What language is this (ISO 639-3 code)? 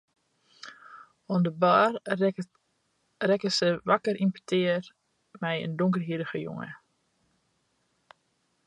fry